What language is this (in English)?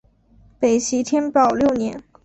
Chinese